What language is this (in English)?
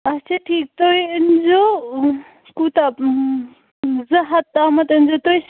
Kashmiri